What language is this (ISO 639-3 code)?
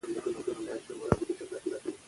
pus